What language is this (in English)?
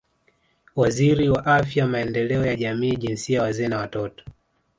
Swahili